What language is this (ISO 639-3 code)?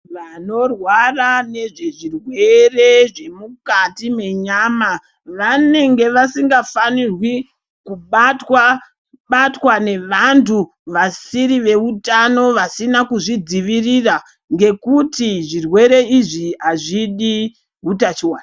ndc